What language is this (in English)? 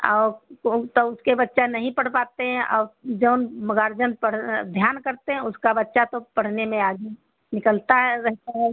Hindi